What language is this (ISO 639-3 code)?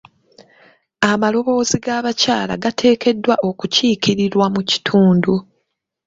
lug